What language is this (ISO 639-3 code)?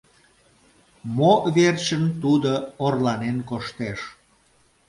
chm